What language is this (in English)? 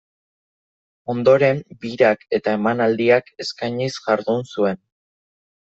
Basque